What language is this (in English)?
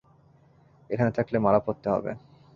Bangla